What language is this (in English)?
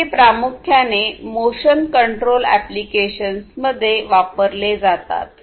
Marathi